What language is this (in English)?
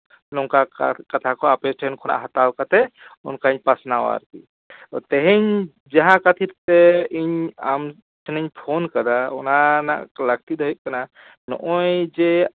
Santali